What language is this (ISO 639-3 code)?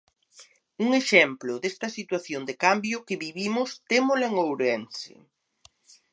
glg